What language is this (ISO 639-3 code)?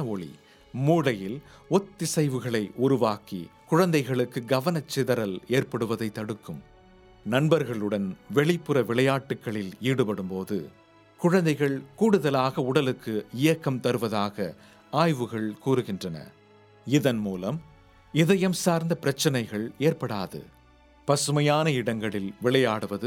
tam